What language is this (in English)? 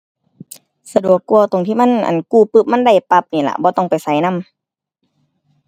Thai